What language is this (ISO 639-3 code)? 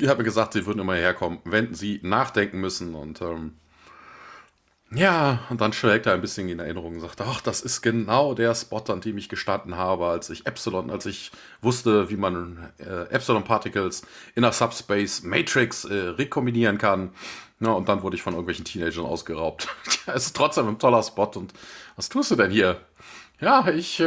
deu